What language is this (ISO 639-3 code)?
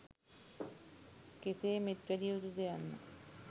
sin